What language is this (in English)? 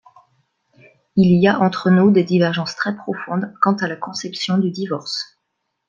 French